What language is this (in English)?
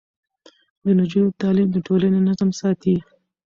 Pashto